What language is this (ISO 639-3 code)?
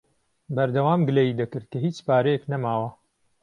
ckb